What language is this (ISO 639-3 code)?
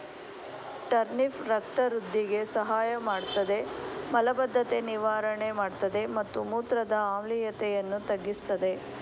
kan